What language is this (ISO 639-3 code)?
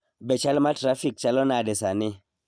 luo